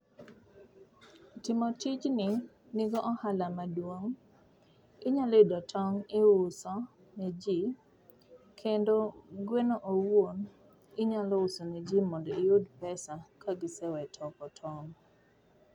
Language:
Luo (Kenya and Tanzania)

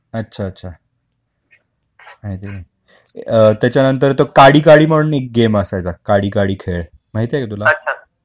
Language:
Marathi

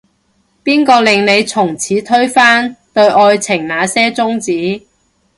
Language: Cantonese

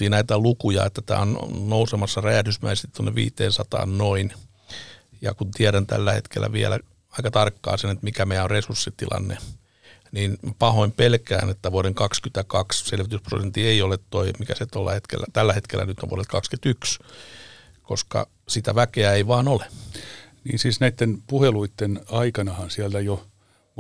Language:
Finnish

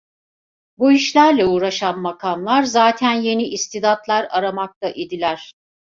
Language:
Turkish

